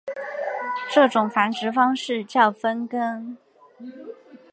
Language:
Chinese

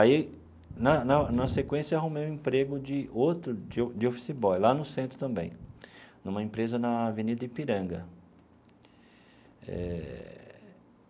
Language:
Portuguese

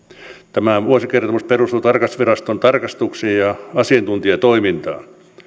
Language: Finnish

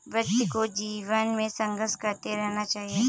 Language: Hindi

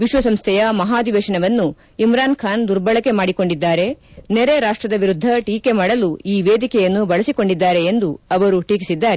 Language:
Kannada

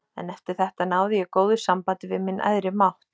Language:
Icelandic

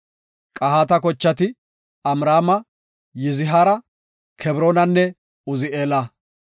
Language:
Gofa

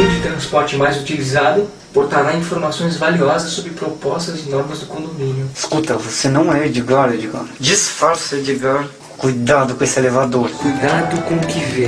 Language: Portuguese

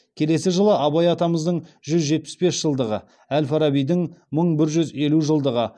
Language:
Kazakh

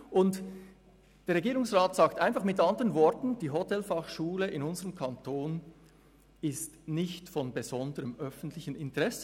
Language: Swiss German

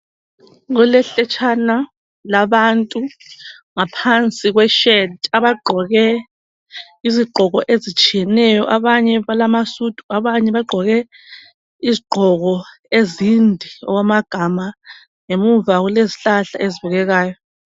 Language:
North Ndebele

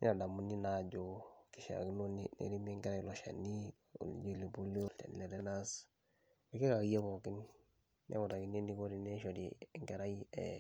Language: Masai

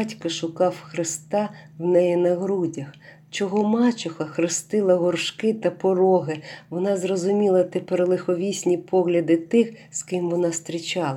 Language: Ukrainian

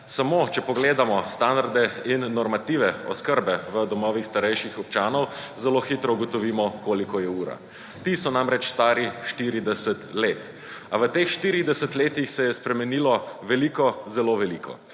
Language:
Slovenian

